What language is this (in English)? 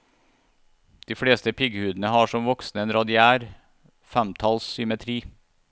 Norwegian